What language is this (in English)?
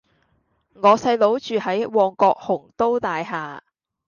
Cantonese